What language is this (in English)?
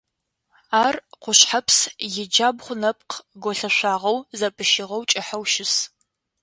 Adyghe